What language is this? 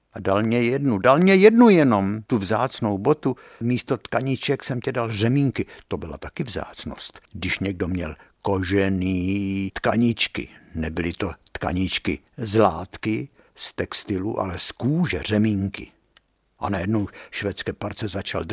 Czech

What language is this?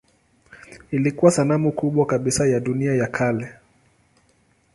Swahili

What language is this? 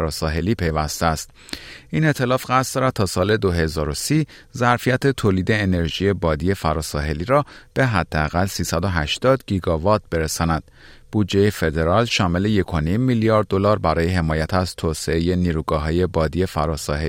Persian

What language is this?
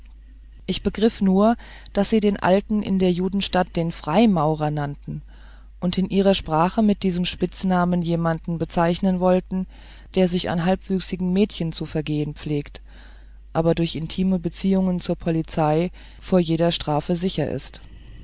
German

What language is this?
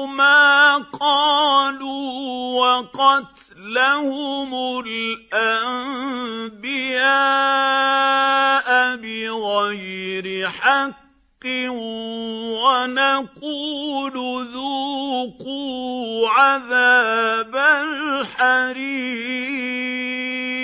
Arabic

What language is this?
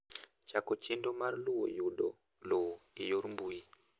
Luo (Kenya and Tanzania)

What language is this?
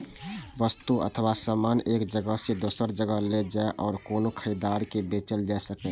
Maithili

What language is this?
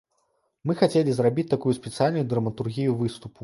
Belarusian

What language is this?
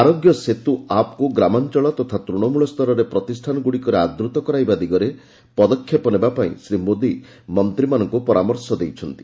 Odia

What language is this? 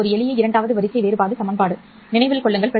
Tamil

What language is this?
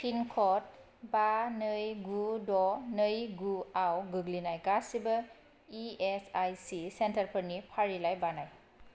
Bodo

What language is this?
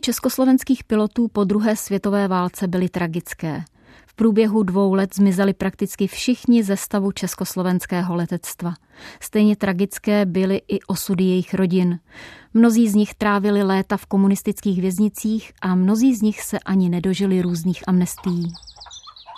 Czech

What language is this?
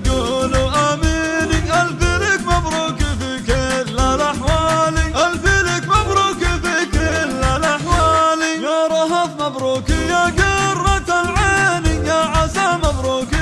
Arabic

